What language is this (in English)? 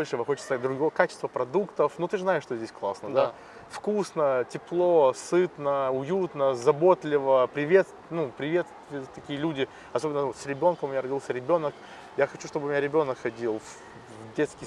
Russian